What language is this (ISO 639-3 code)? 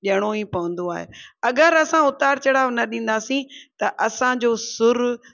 snd